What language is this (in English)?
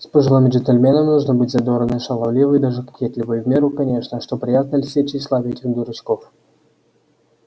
Russian